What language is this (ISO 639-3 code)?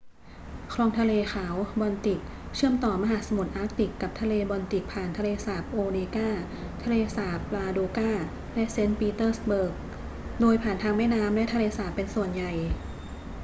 tha